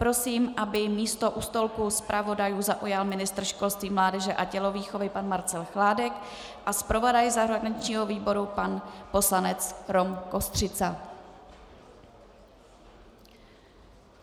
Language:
Czech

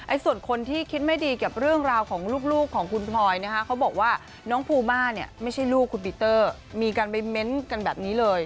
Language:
Thai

